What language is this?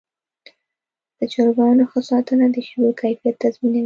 Pashto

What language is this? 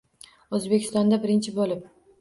Uzbek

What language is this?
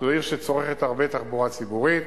Hebrew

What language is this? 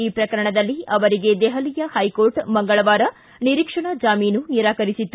Kannada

